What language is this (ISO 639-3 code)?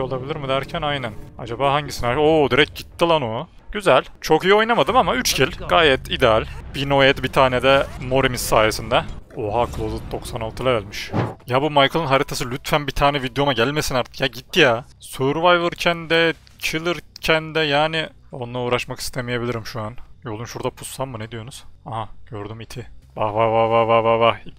tur